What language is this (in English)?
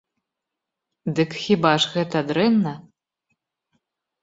Belarusian